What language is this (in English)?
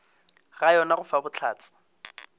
Northern Sotho